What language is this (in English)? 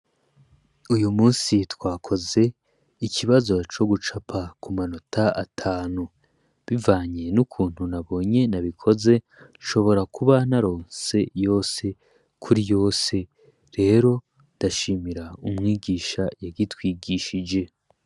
Rundi